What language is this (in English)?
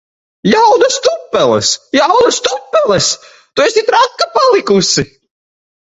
Latvian